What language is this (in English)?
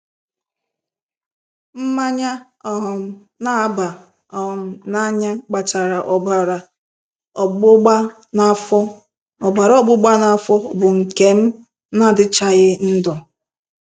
Igbo